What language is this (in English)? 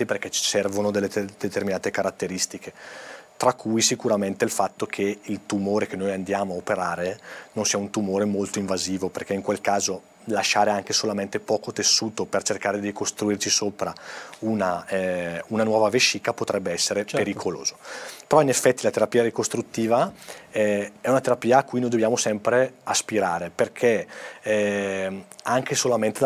Italian